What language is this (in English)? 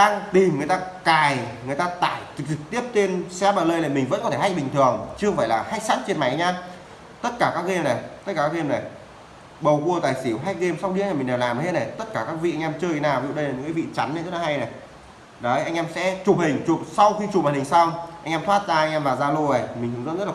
Vietnamese